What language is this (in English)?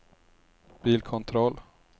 Swedish